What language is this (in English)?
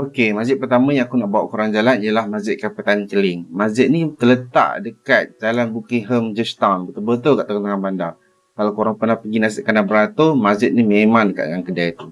Malay